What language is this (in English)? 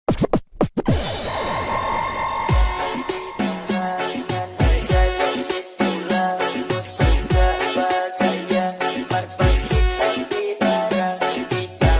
Vietnamese